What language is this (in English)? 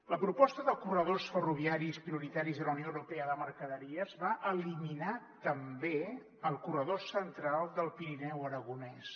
Catalan